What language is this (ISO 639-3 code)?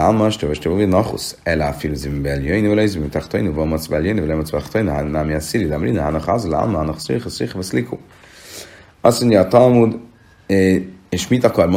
hun